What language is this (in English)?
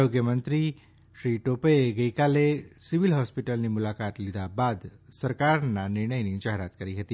Gujarati